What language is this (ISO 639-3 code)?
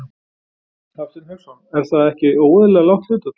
isl